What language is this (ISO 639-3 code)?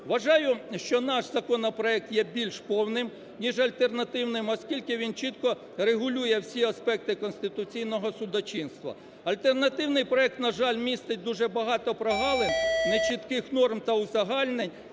ukr